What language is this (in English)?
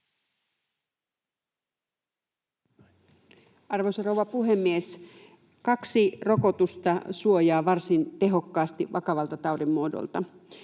Finnish